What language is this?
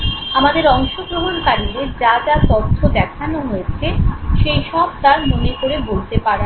Bangla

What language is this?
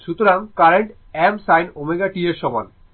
Bangla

